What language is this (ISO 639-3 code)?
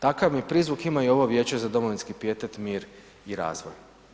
hrv